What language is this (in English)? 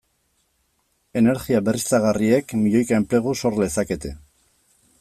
Basque